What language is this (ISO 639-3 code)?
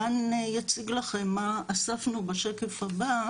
heb